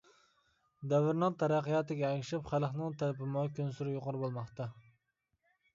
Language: Uyghur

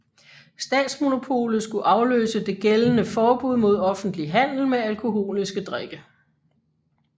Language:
Danish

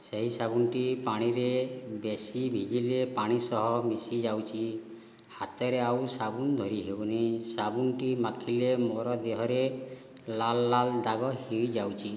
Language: Odia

